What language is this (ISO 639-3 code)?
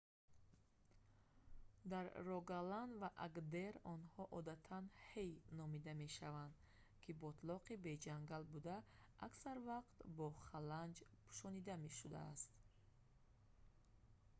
tgk